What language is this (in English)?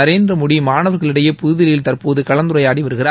Tamil